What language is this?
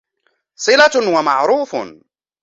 Arabic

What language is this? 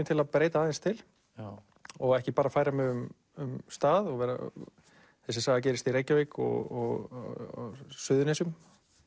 Icelandic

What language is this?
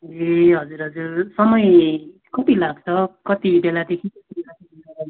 Nepali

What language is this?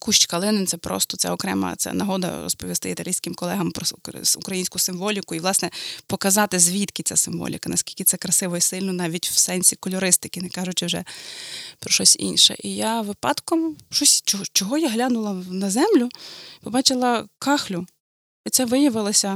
Ukrainian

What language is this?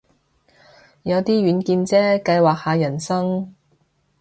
Cantonese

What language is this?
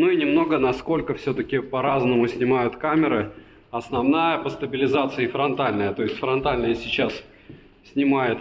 Russian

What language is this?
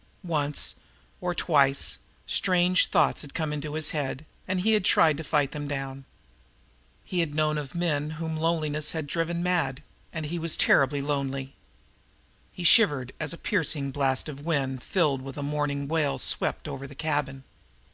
English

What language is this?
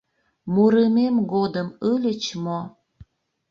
Mari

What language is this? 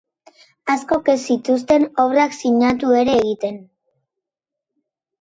Basque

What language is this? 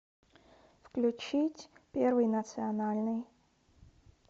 Russian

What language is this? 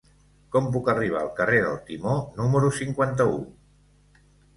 Catalan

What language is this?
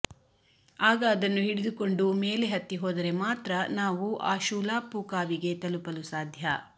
Kannada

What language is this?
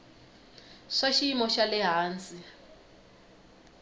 Tsonga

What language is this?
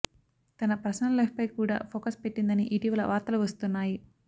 Telugu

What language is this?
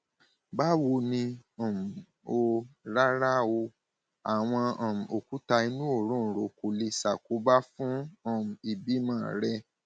Yoruba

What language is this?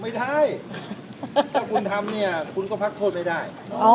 Thai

